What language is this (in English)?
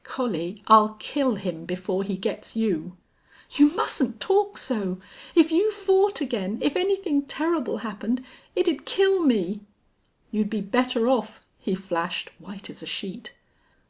English